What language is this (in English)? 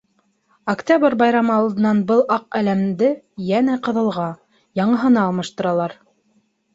Bashkir